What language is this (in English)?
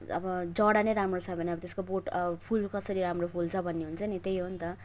Nepali